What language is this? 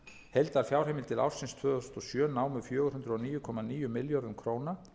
Icelandic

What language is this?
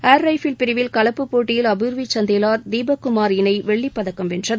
Tamil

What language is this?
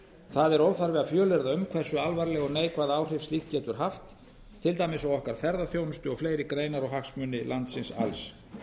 Icelandic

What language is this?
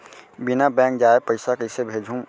Chhattisgarhi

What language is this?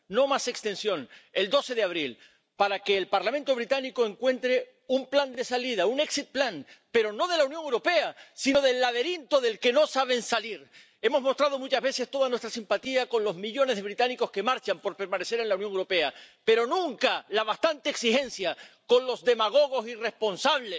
Spanish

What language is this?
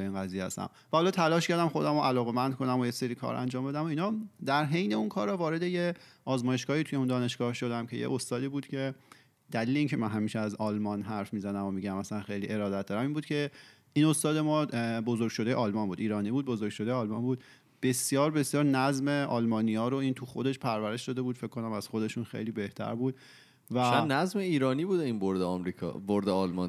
Persian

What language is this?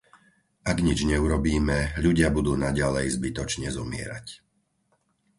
Slovak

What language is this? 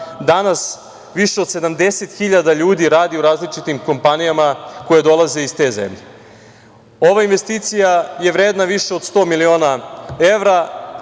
Serbian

